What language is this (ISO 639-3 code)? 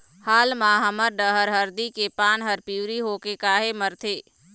hne